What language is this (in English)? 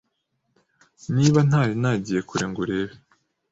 Kinyarwanda